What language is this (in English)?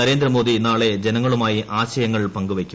Malayalam